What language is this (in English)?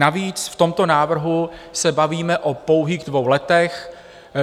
Czech